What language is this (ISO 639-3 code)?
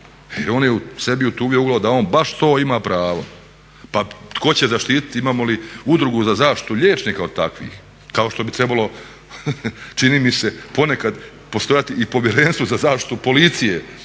hrv